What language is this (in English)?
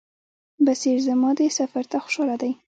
Pashto